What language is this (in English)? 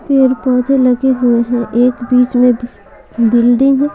Hindi